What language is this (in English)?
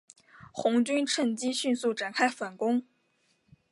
Chinese